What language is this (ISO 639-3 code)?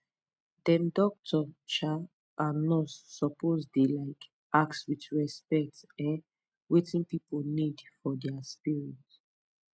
pcm